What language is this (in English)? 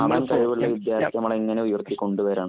Malayalam